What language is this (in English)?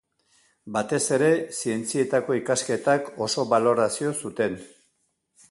Basque